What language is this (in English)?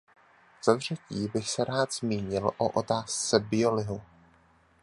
Czech